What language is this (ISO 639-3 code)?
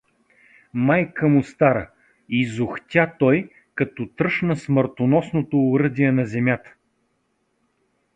bul